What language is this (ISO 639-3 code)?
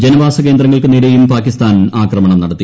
mal